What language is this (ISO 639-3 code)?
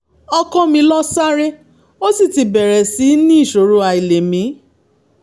yor